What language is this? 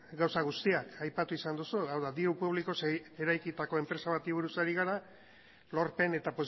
Basque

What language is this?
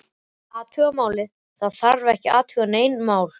Icelandic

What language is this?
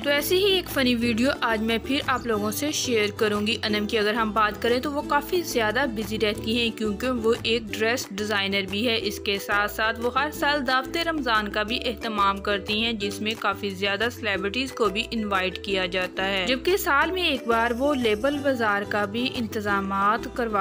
Hindi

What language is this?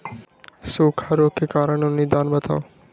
Magahi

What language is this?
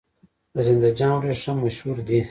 Pashto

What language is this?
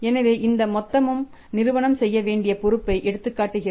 Tamil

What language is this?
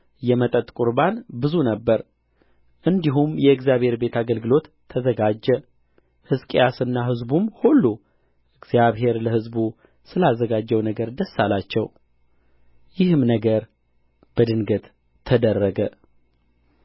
Amharic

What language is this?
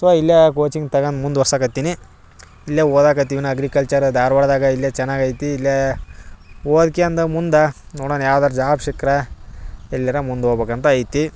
Kannada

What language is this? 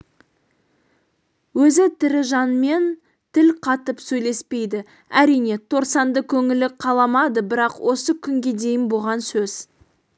Kazakh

